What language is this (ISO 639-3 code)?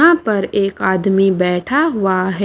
hin